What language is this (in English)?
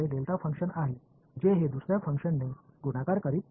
Tamil